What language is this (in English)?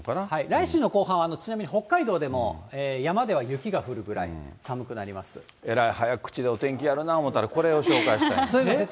Japanese